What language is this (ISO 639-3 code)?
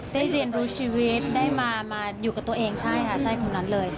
tha